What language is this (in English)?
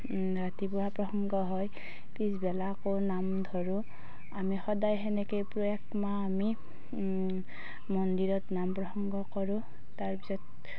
Assamese